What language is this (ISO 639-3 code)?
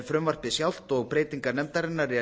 isl